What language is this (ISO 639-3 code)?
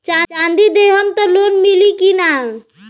bho